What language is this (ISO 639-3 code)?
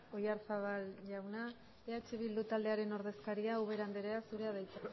eus